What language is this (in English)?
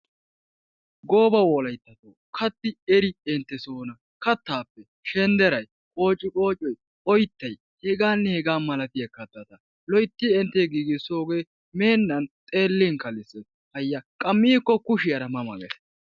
Wolaytta